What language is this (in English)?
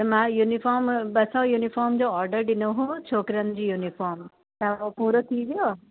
Sindhi